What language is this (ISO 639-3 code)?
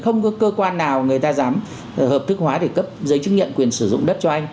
vie